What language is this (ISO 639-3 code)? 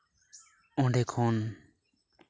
sat